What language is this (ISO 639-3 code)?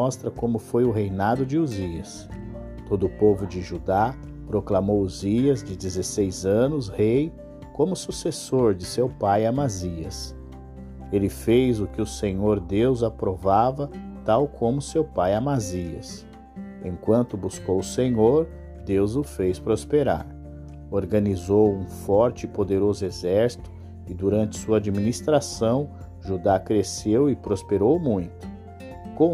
por